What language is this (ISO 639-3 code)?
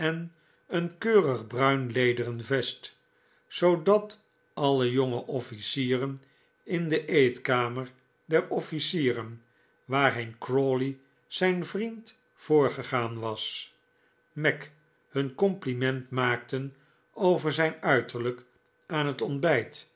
nld